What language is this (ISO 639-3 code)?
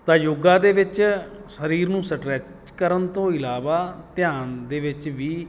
pan